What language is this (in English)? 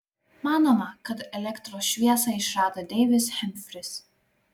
Lithuanian